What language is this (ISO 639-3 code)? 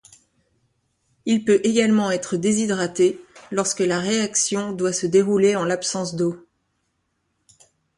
fra